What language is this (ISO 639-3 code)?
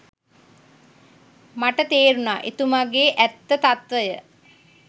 sin